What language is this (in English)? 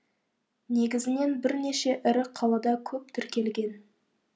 Kazakh